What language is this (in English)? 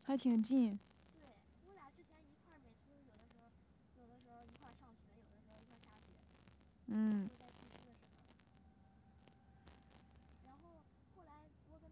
Chinese